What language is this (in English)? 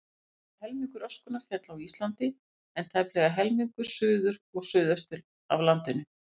Icelandic